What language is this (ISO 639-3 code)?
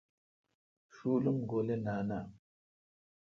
xka